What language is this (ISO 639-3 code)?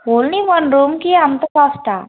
tel